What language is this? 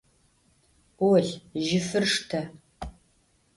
Adyghe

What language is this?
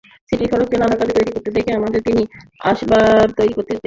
Bangla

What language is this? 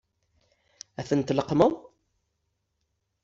Kabyle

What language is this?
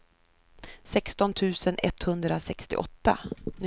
Swedish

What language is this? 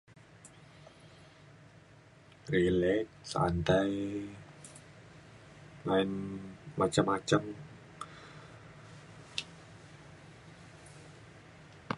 Mainstream Kenyah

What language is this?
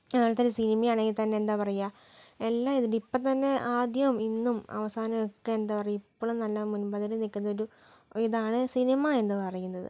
Malayalam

